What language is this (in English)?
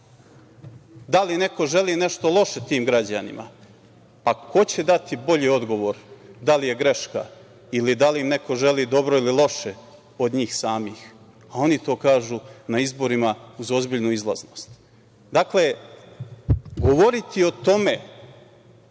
Serbian